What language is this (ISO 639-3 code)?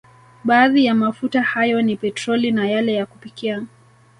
swa